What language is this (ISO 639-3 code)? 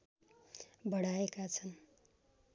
nep